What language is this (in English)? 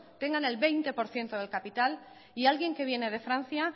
Spanish